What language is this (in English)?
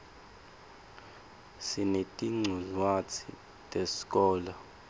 Swati